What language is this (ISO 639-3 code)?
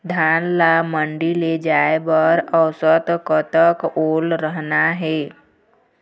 hne